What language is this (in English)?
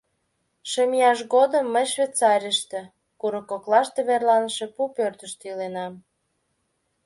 Mari